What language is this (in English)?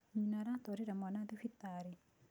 Kikuyu